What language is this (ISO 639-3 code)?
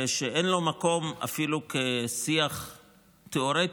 heb